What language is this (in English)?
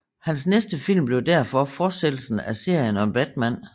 Danish